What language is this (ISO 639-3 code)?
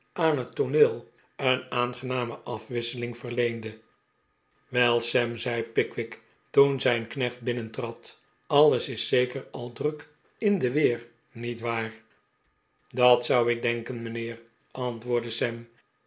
nld